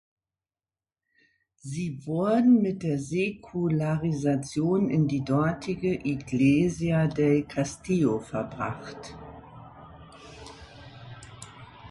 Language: German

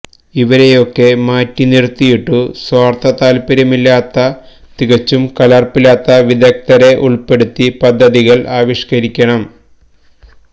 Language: Malayalam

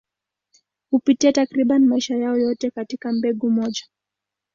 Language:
Swahili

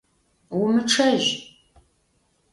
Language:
Adyghe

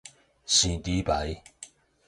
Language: Min Nan Chinese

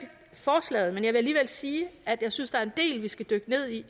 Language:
Danish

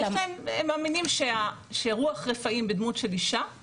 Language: Hebrew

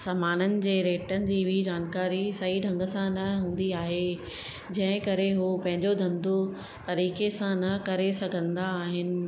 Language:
Sindhi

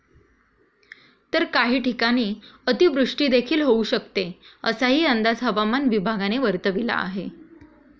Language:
Marathi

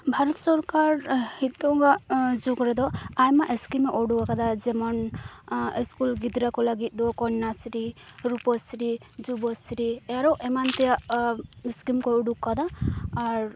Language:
Santali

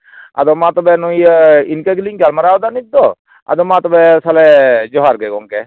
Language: Santali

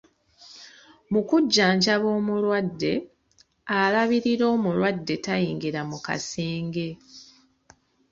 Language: Ganda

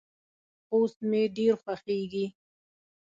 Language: Pashto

